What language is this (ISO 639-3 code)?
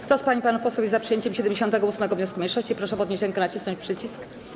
pol